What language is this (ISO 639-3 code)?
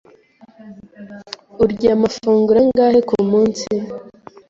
kin